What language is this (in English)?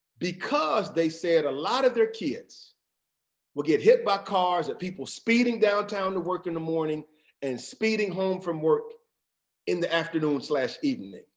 English